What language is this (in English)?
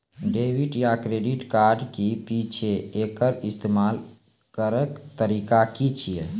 Maithili